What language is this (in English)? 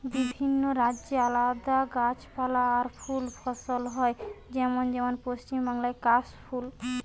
Bangla